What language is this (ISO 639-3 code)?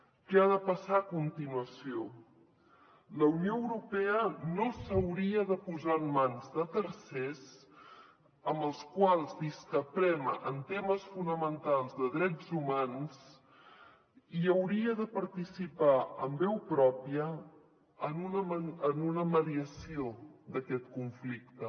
cat